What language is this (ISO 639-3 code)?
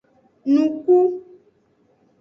ajg